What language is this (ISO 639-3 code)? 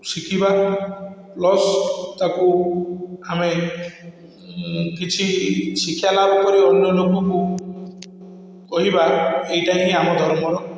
ori